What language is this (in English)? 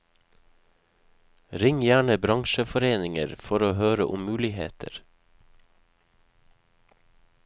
Norwegian